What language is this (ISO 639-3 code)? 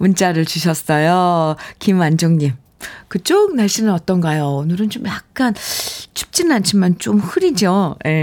kor